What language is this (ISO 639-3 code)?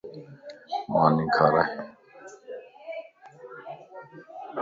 lss